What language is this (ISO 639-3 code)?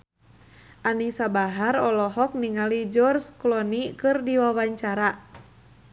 sun